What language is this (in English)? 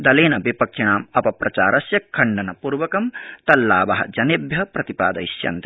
Sanskrit